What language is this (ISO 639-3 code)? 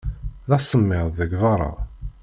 kab